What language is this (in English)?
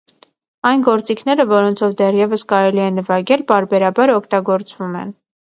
Armenian